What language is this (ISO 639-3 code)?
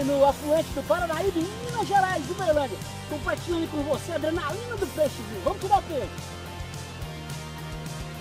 por